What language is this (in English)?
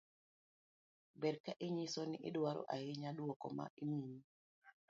Luo (Kenya and Tanzania)